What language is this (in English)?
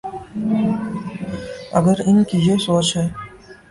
Urdu